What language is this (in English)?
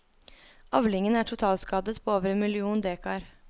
Norwegian